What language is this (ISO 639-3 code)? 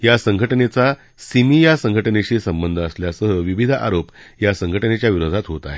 mar